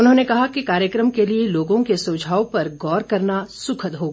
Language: Hindi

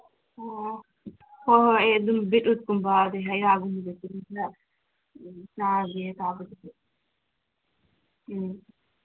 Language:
Manipuri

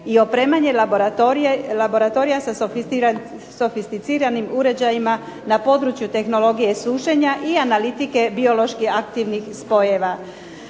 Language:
Croatian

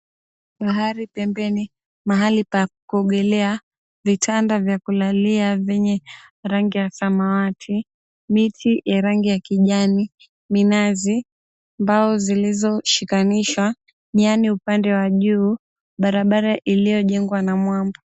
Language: Swahili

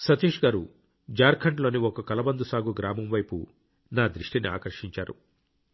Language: Telugu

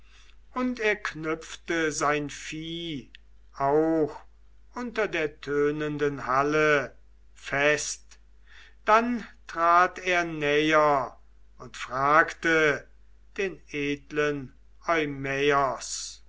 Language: German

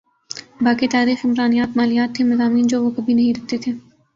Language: Urdu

